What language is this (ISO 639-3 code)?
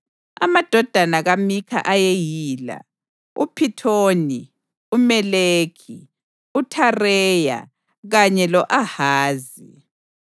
nde